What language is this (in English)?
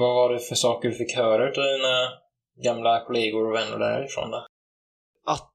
Swedish